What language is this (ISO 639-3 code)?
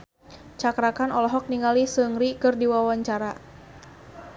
sun